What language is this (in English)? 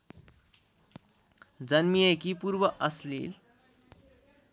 Nepali